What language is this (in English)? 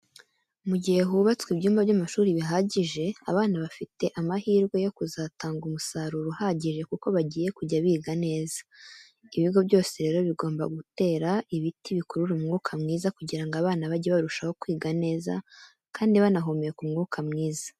Kinyarwanda